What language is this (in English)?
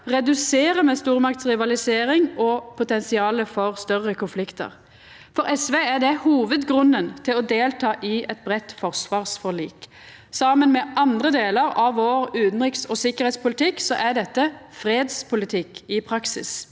Norwegian